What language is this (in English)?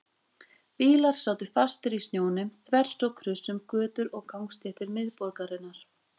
Icelandic